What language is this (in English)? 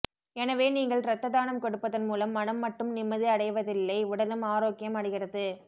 Tamil